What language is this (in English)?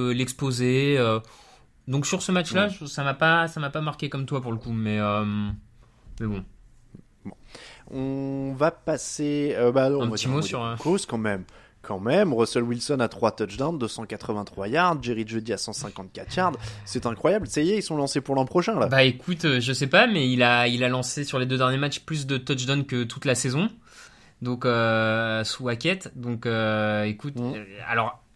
French